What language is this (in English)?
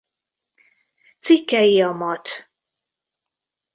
Hungarian